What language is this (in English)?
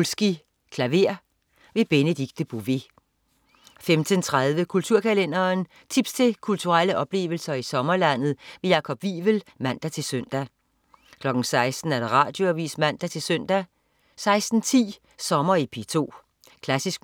Danish